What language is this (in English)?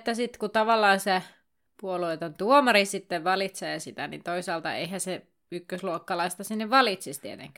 Finnish